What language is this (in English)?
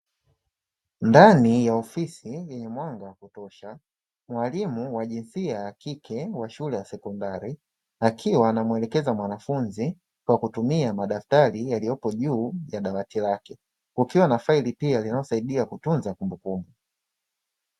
Swahili